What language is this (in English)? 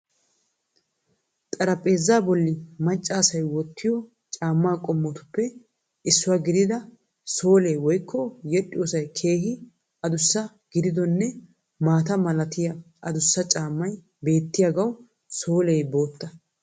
Wolaytta